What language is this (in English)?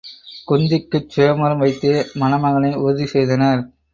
Tamil